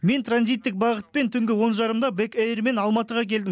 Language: Kazakh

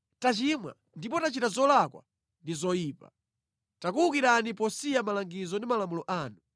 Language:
Nyanja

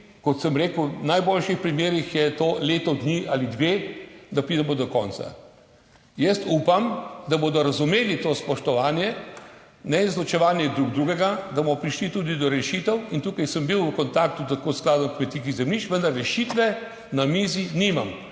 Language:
Slovenian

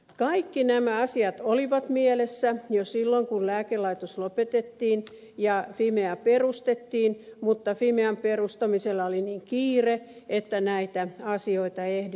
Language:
Finnish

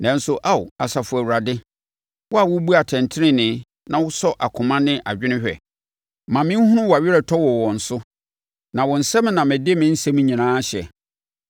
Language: Akan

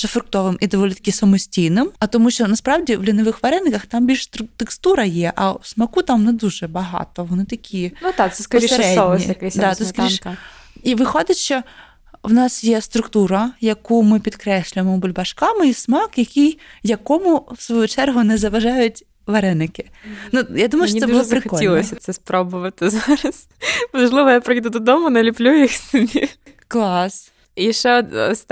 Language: Ukrainian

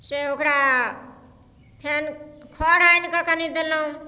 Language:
Maithili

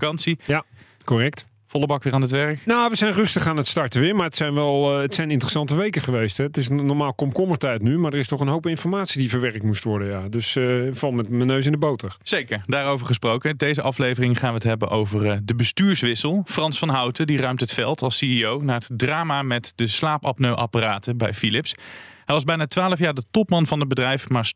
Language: Dutch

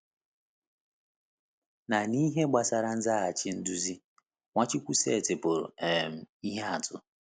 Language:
Igbo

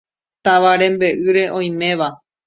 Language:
Guarani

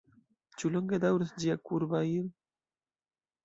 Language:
Esperanto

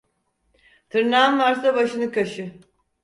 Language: Turkish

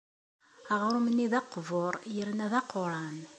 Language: Kabyle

